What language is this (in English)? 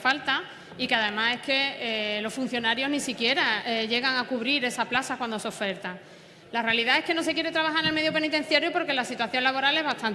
Spanish